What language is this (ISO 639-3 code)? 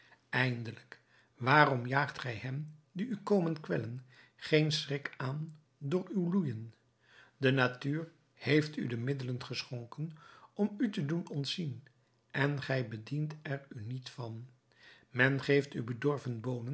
nld